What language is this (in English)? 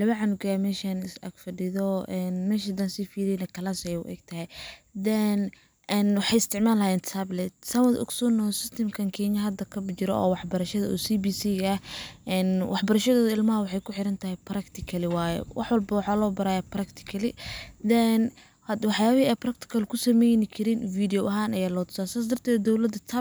Somali